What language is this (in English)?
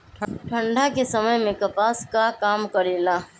Magahi